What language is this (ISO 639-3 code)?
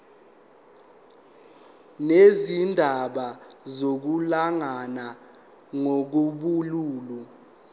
zul